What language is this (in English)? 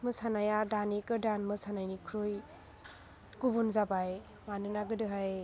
Bodo